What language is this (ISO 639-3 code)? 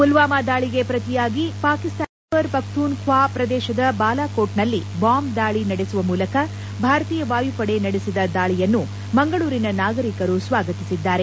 kan